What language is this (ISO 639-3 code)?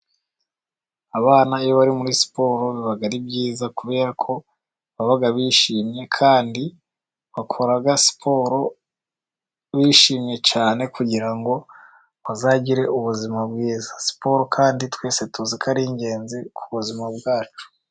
kin